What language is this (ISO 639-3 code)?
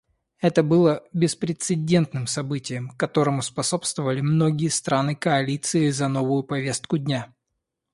rus